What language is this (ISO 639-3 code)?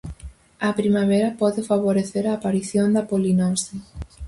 glg